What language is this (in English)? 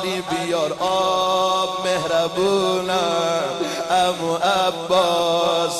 Persian